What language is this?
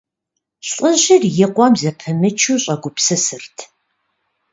Kabardian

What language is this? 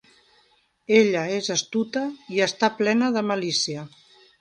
Catalan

